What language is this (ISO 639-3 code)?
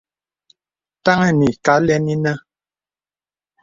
beb